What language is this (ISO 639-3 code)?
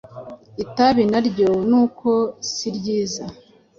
kin